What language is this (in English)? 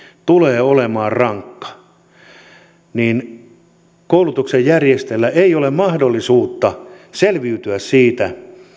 Finnish